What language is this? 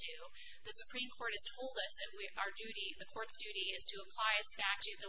English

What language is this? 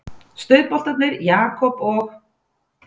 Icelandic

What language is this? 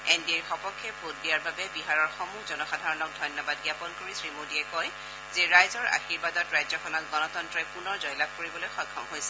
Assamese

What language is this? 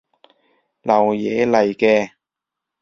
Cantonese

